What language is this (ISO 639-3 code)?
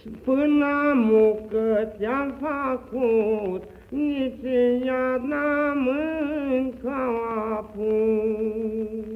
ron